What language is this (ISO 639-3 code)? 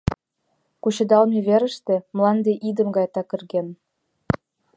chm